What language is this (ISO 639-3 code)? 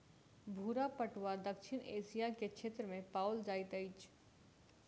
mai